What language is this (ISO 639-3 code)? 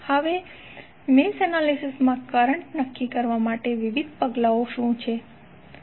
guj